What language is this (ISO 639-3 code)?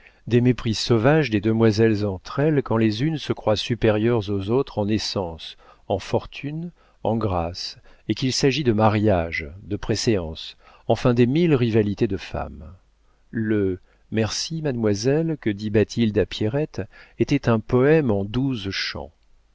fra